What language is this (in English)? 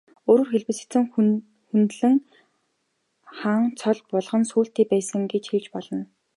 Mongolian